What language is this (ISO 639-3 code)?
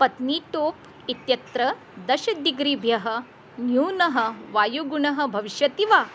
san